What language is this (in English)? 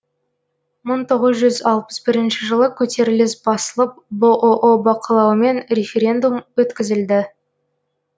Kazakh